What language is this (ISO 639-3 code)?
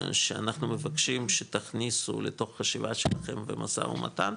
heb